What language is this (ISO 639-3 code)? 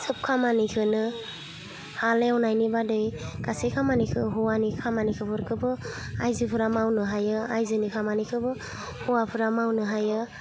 brx